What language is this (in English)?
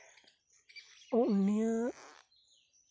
Santali